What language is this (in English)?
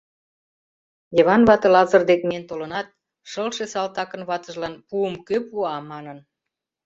Mari